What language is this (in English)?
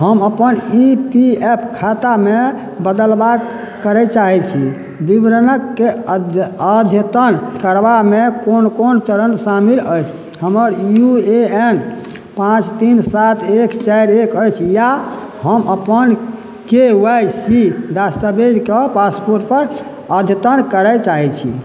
Maithili